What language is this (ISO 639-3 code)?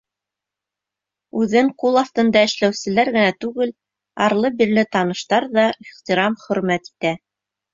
bak